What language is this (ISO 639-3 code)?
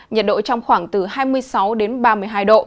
vie